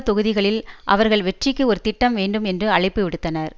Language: Tamil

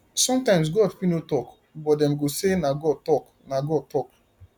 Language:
Nigerian Pidgin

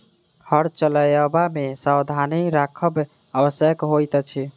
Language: Maithili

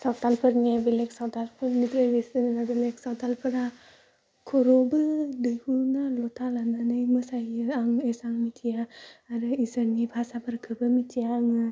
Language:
Bodo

